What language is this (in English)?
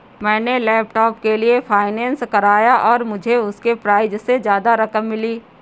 Hindi